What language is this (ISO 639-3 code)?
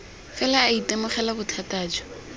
tsn